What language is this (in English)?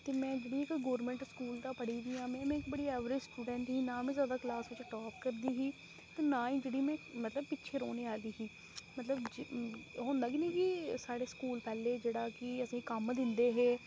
Dogri